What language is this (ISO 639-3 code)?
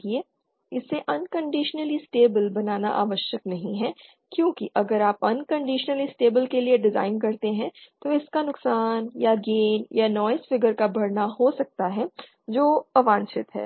hin